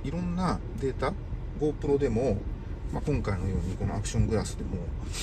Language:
Japanese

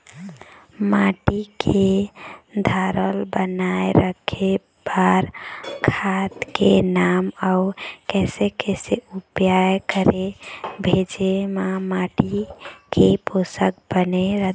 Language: Chhattisgarhi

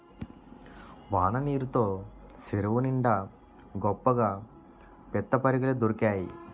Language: Telugu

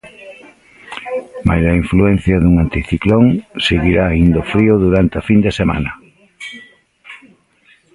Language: Galician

